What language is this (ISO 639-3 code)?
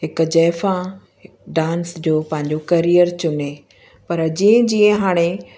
snd